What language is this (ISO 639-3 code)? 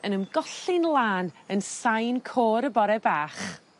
cym